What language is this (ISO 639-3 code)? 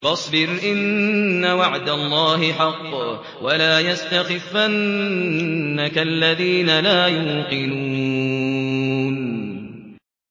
ara